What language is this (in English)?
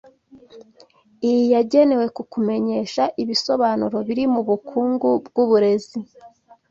Kinyarwanda